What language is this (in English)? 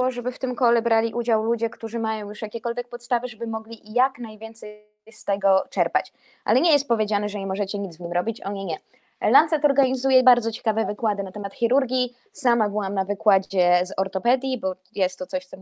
Polish